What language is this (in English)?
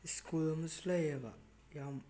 Manipuri